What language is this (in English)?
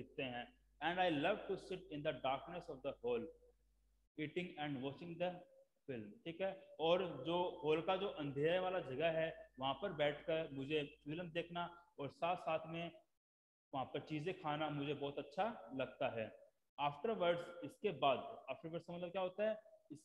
Hindi